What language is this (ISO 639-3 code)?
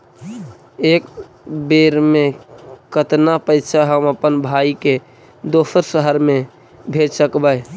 mag